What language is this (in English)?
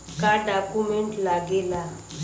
Bhojpuri